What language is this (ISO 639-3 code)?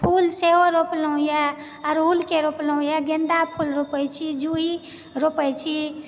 mai